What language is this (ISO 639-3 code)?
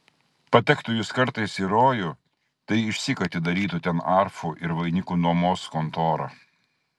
lit